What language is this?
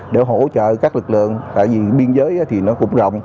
Vietnamese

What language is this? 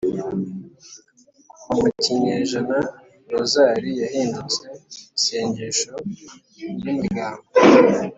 Kinyarwanda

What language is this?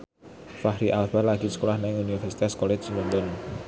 Javanese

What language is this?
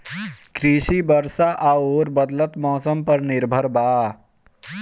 Bhojpuri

